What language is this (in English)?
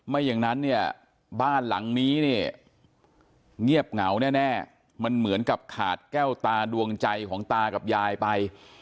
Thai